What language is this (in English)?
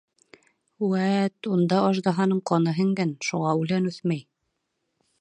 Bashkir